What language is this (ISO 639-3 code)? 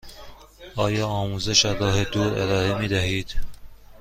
fas